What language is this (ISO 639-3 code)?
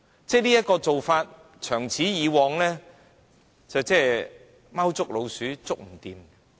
yue